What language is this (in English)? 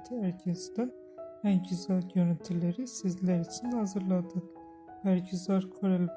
Turkish